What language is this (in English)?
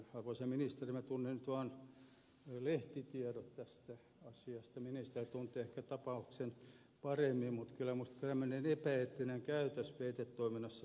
Finnish